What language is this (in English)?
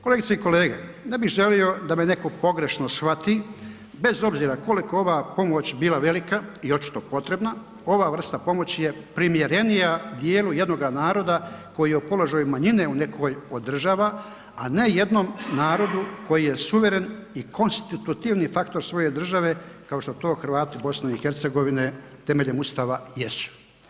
Croatian